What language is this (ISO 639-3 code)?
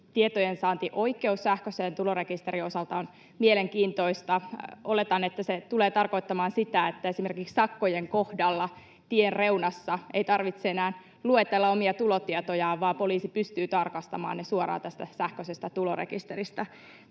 fin